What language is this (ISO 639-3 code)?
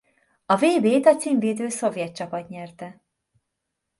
hun